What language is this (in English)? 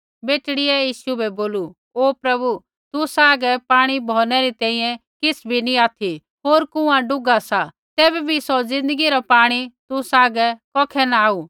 Kullu Pahari